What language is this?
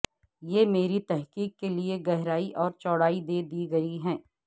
Urdu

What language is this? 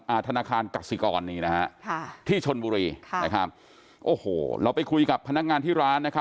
Thai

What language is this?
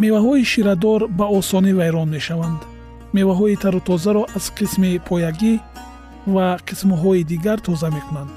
Persian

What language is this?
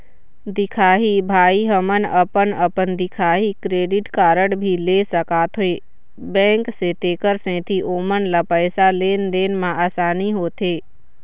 Chhattisgarhi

